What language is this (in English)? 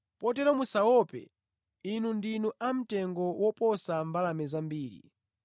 Nyanja